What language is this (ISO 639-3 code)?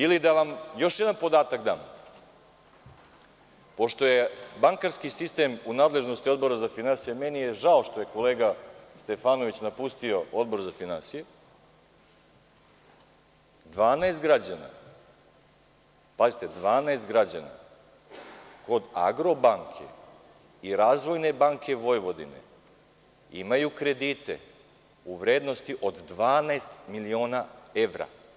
srp